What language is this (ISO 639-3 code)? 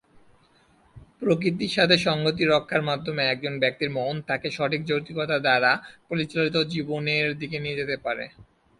ben